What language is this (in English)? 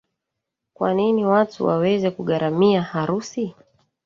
Swahili